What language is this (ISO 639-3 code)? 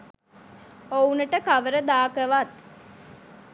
sin